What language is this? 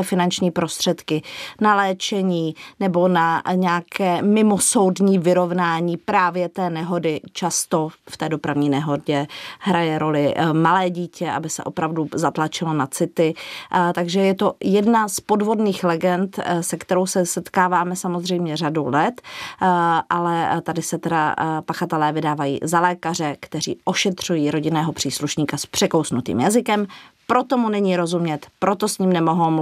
Czech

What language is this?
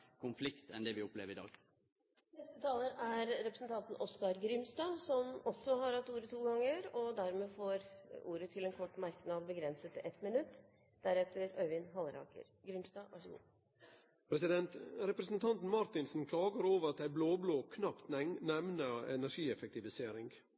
Norwegian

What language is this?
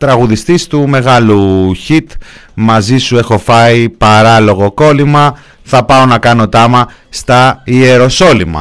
Greek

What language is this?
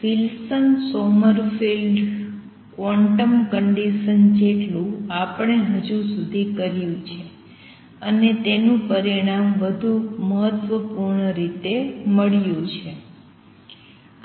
Gujarati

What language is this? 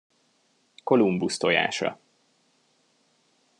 Hungarian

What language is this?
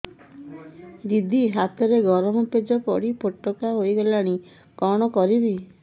Odia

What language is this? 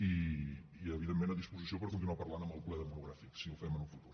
Catalan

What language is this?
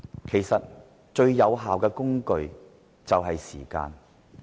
Cantonese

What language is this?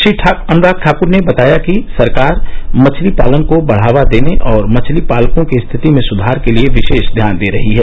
Hindi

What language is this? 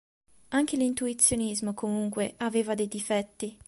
Italian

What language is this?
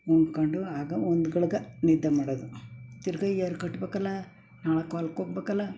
Kannada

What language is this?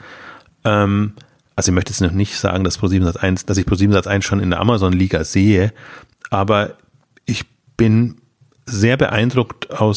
German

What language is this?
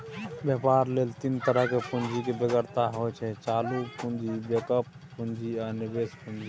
Maithili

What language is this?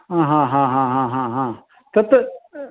Sanskrit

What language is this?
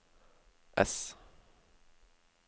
Norwegian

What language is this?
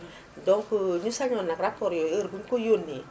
Wolof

